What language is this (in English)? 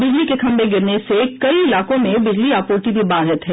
Hindi